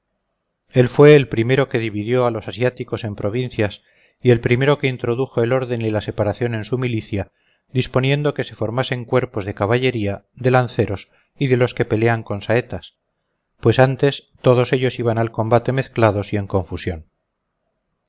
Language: Spanish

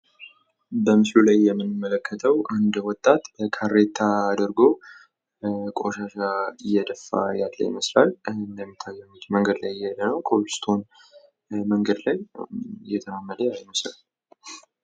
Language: Amharic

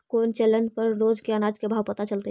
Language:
Magahi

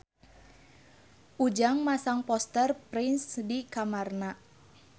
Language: Sundanese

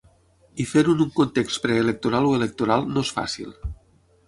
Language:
Catalan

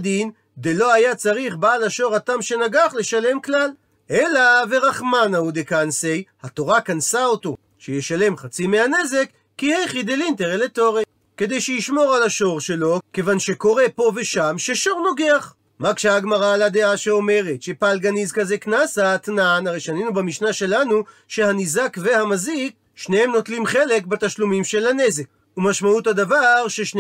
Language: Hebrew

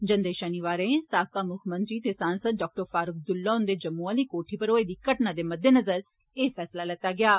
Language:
Dogri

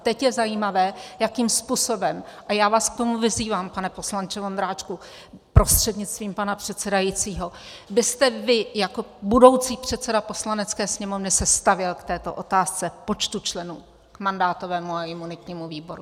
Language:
Czech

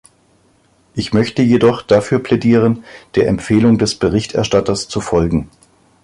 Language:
German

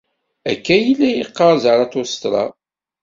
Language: Kabyle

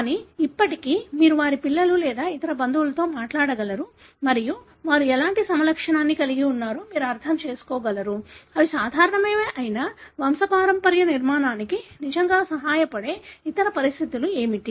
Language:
Telugu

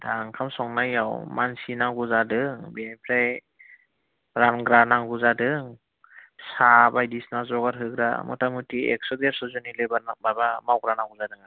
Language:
Bodo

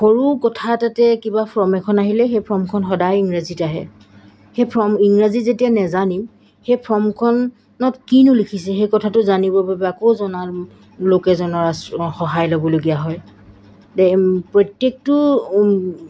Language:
Assamese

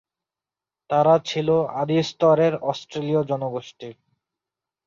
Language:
Bangla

